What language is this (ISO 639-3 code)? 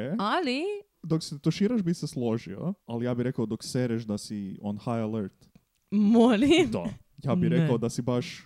hrv